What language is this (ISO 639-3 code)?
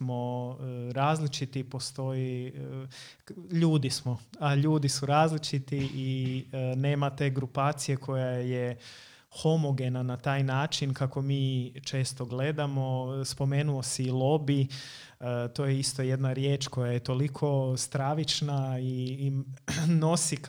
hrv